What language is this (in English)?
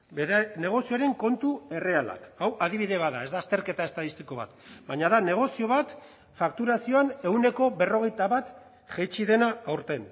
Basque